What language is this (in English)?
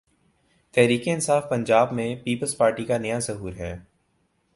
Urdu